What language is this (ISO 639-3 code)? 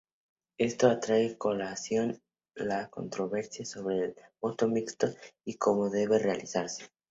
spa